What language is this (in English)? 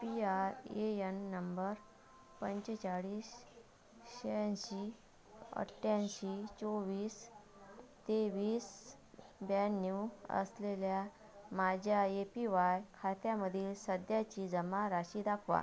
Marathi